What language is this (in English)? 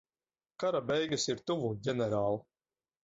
Latvian